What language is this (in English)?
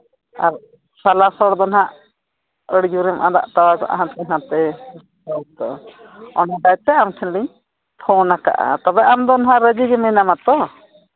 Santali